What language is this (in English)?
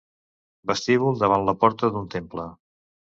Catalan